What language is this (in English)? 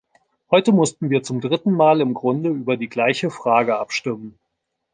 German